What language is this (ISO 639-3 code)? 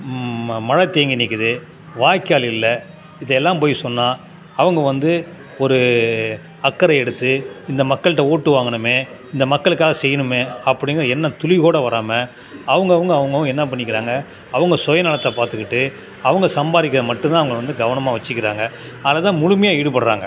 tam